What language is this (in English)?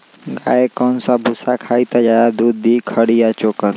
Magahi